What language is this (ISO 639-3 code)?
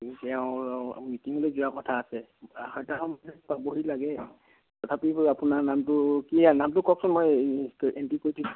asm